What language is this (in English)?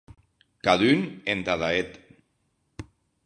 Occitan